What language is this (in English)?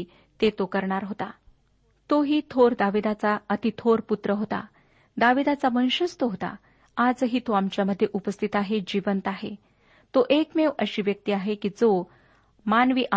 Marathi